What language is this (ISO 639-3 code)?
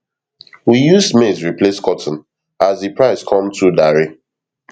pcm